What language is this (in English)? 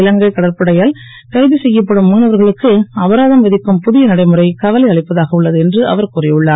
Tamil